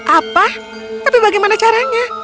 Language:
Indonesian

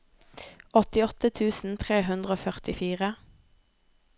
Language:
Norwegian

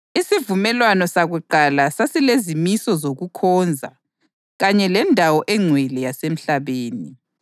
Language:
North Ndebele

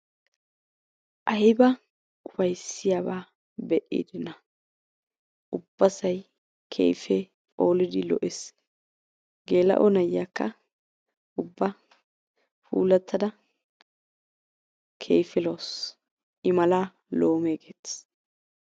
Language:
Wolaytta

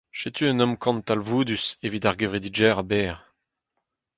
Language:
Breton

